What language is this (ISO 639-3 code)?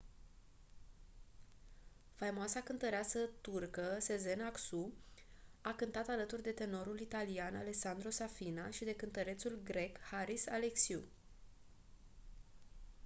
ron